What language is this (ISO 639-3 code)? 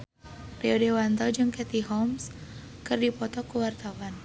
sun